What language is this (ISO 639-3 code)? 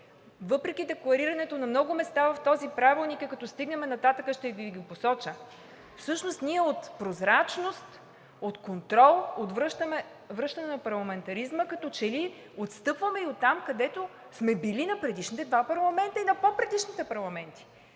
bul